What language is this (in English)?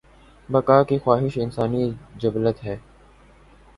Urdu